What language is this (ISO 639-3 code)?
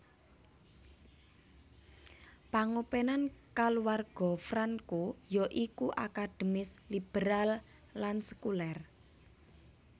jav